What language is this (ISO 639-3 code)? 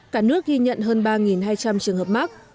vie